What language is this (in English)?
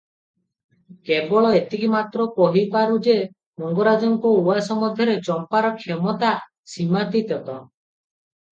Odia